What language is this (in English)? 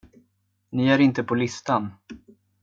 Swedish